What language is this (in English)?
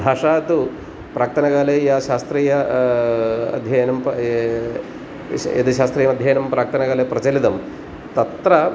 Sanskrit